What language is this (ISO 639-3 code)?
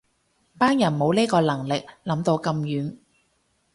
yue